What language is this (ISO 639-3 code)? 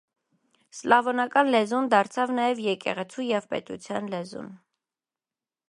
hye